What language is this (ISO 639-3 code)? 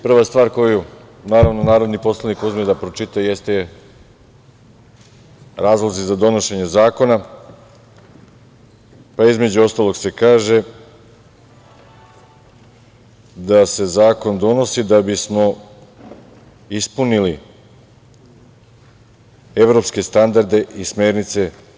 srp